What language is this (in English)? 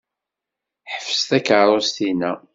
Kabyle